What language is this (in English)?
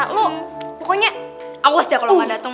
Indonesian